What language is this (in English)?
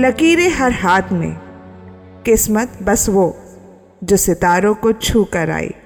Hindi